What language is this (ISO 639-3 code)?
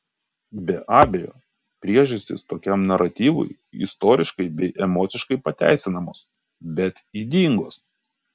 lit